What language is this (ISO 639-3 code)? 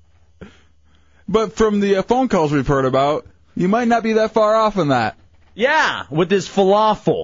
eng